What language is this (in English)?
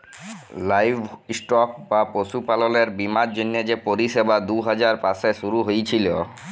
Bangla